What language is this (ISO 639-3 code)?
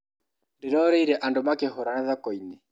kik